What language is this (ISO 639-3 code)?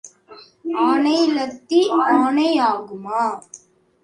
tam